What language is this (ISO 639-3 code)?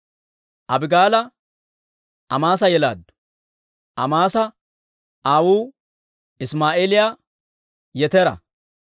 dwr